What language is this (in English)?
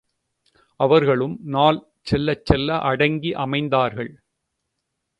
Tamil